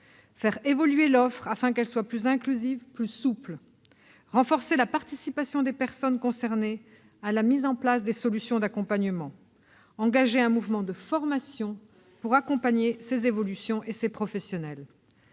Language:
French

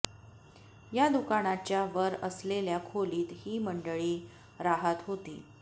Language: Marathi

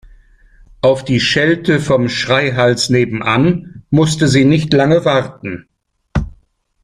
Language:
German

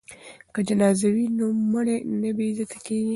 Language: Pashto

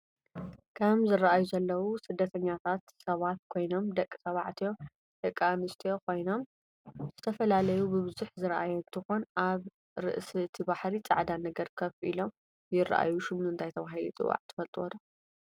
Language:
Tigrinya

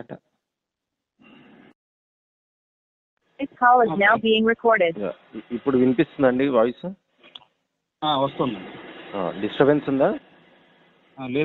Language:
Telugu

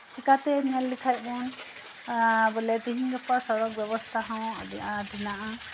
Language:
Santali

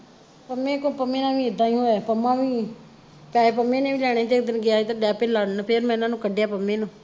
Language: Punjabi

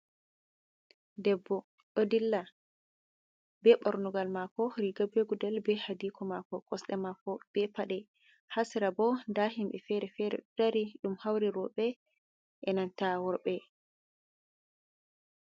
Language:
Fula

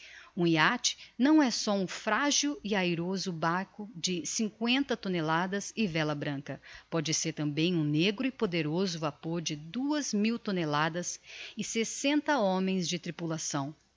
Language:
Portuguese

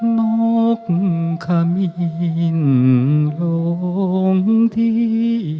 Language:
Thai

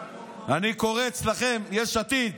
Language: Hebrew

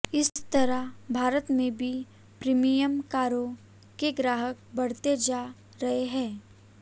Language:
Hindi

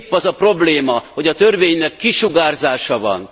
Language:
Hungarian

